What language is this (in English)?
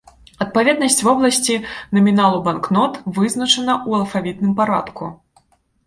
Belarusian